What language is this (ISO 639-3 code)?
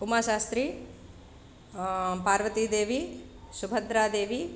san